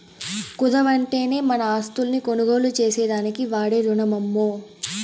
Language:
Telugu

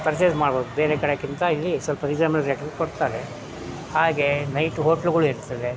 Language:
Kannada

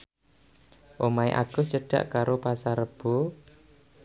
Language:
Javanese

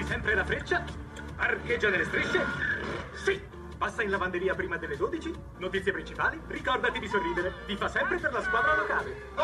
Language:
Italian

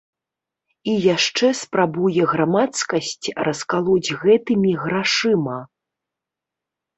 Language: Belarusian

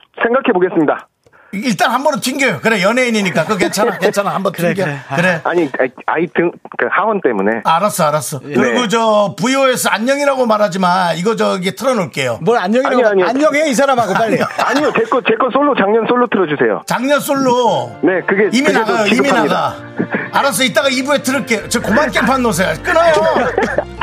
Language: Korean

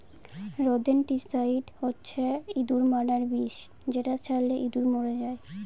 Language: Bangla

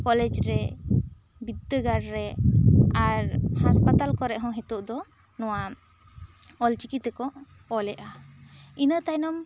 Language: Santali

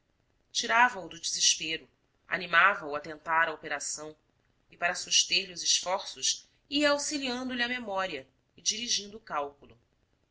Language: Portuguese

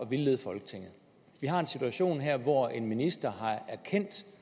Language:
Danish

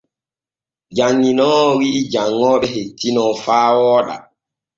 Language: Borgu Fulfulde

